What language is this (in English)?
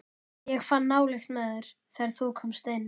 Icelandic